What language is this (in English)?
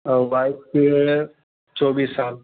Maithili